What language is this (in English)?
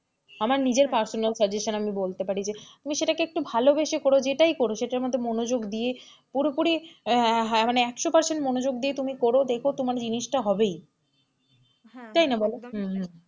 Bangla